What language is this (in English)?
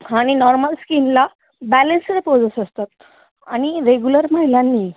Marathi